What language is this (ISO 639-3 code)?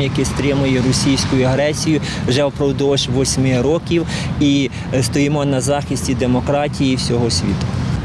ukr